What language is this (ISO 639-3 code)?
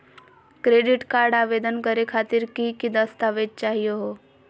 mag